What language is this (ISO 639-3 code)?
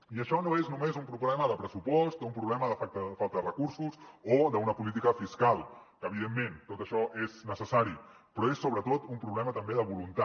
cat